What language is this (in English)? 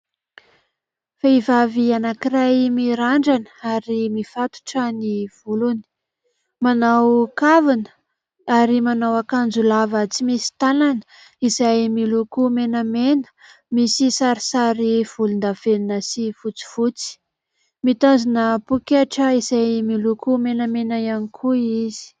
Malagasy